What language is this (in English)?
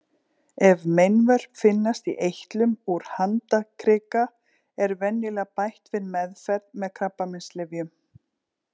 Icelandic